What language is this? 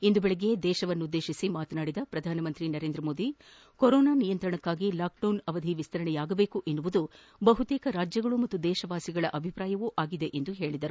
Kannada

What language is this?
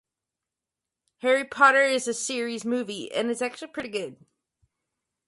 English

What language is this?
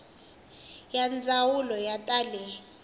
Tsonga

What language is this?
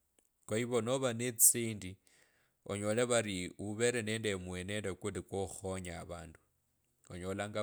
Kabras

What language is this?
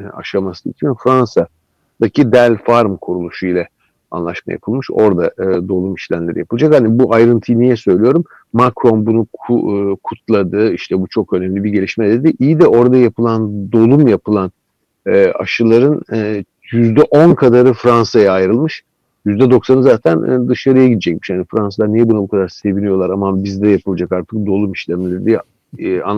Turkish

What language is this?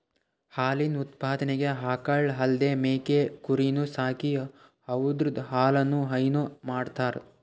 Kannada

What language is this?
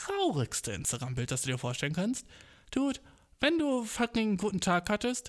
German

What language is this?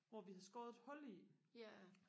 Danish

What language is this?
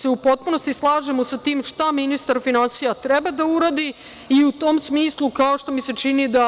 Serbian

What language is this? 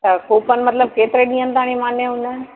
Sindhi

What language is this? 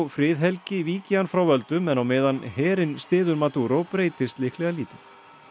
Icelandic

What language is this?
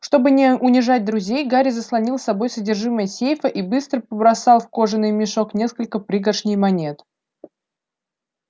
Russian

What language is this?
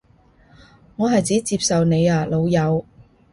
Cantonese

